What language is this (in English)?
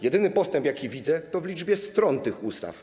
Polish